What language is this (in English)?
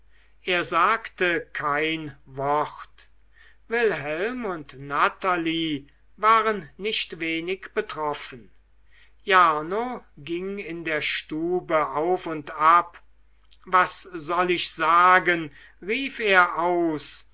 German